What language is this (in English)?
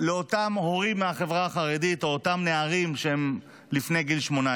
Hebrew